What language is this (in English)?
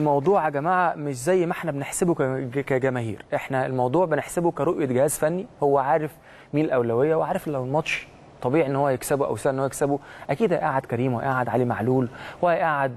Arabic